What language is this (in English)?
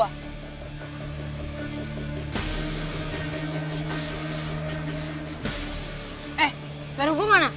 Indonesian